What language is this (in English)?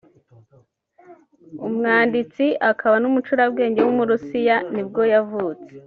Kinyarwanda